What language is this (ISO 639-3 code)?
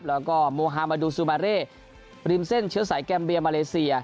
tha